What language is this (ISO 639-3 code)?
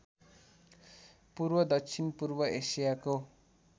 nep